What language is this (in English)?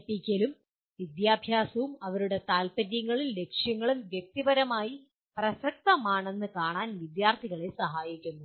Malayalam